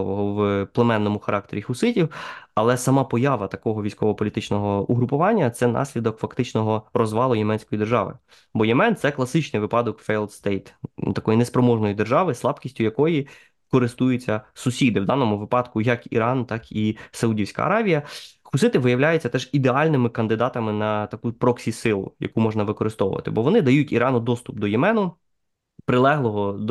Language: Ukrainian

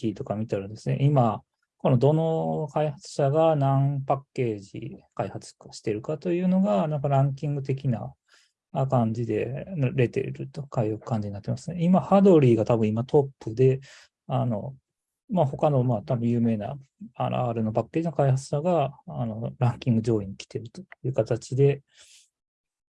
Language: Japanese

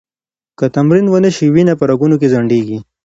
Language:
Pashto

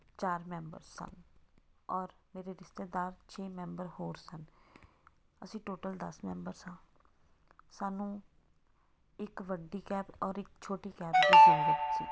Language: Punjabi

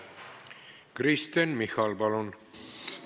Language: Estonian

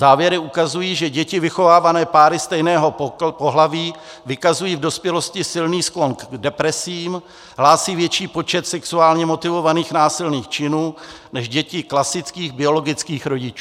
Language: Czech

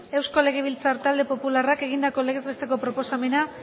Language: Basque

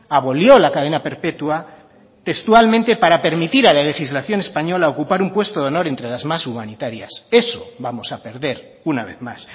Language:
Spanish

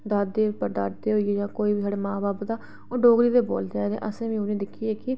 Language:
Dogri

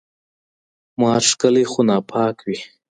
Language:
Pashto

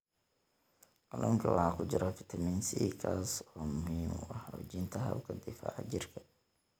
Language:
Somali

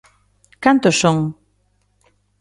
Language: Galician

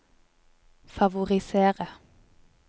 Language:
Norwegian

